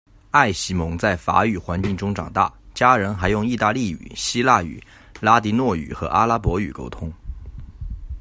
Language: Chinese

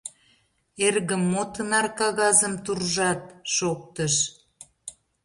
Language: Mari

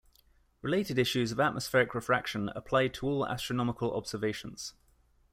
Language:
English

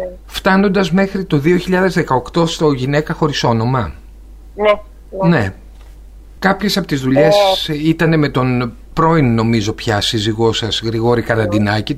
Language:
Greek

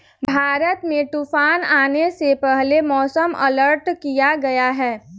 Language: Hindi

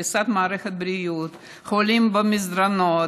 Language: Hebrew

